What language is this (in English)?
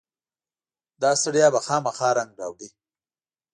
Pashto